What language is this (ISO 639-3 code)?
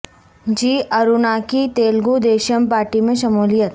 urd